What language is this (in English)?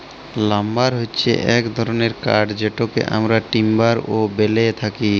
Bangla